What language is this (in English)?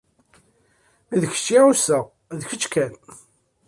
Kabyle